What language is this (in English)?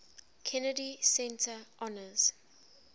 English